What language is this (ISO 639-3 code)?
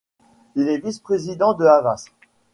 fra